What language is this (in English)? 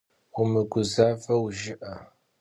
Kabardian